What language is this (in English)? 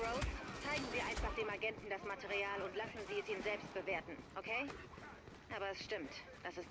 German